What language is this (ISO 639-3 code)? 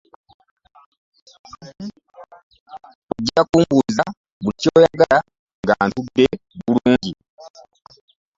lug